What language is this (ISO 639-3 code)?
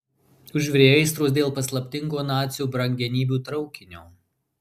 lit